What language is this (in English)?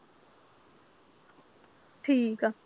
Punjabi